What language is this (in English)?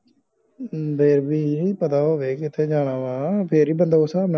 Punjabi